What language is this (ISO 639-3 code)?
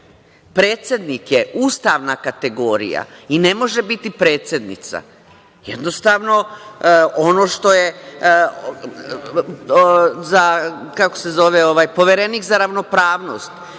srp